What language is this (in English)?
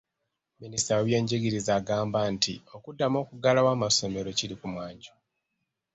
Ganda